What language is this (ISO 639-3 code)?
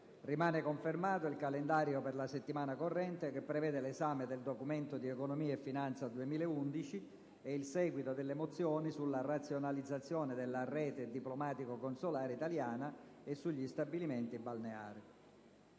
ita